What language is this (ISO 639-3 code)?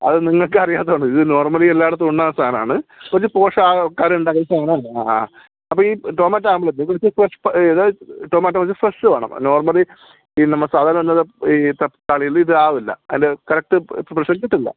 mal